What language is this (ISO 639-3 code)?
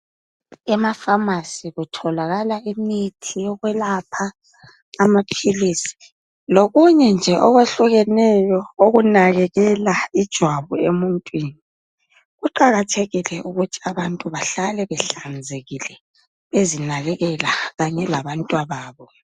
nde